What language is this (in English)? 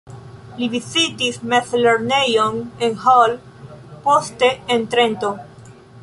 Esperanto